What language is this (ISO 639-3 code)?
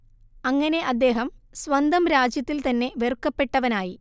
mal